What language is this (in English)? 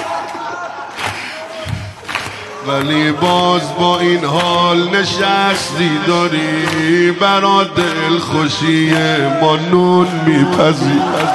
Persian